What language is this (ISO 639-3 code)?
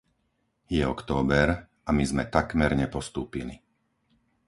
slk